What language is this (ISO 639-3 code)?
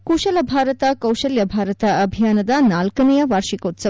kan